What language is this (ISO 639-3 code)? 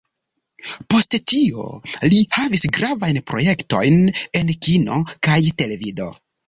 epo